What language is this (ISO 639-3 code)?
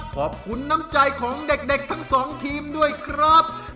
tha